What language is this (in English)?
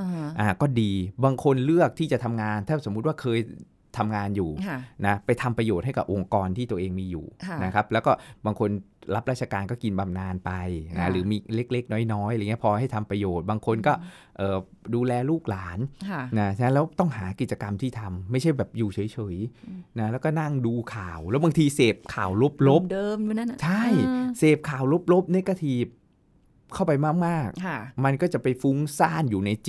Thai